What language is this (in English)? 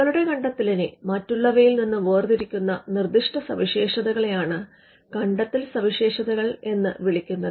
Malayalam